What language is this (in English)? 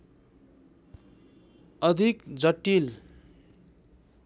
Nepali